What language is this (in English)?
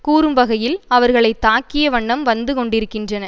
Tamil